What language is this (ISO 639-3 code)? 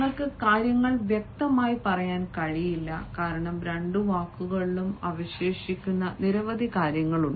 mal